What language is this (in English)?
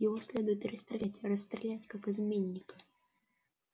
Russian